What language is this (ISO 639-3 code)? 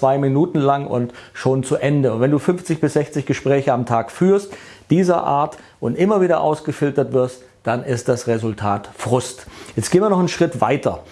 deu